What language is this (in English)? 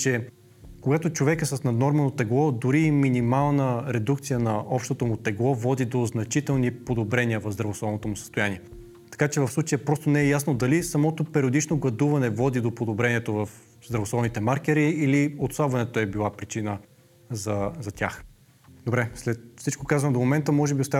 Bulgarian